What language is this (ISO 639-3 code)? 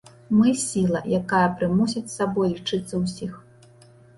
bel